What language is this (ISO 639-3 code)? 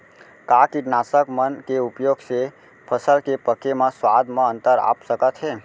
hne